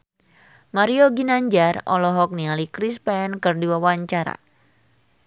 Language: Sundanese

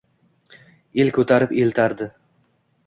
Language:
Uzbek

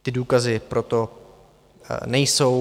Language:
Czech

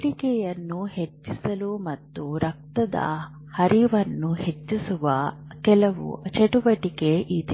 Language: Kannada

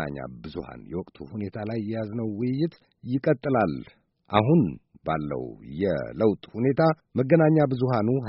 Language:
Amharic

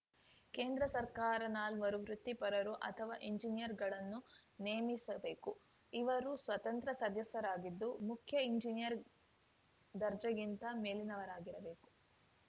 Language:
Kannada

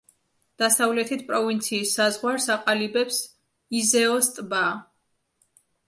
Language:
Georgian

